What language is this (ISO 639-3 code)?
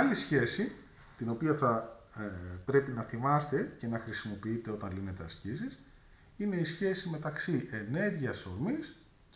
ell